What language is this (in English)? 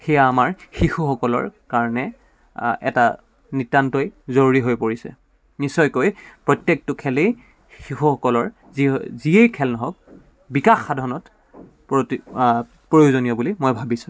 Assamese